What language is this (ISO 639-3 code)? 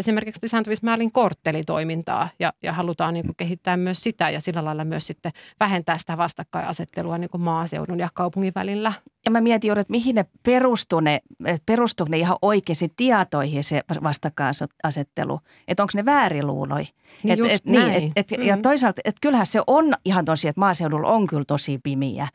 fin